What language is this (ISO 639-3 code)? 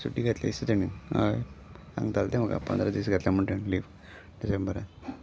kok